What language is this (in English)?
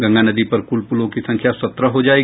Hindi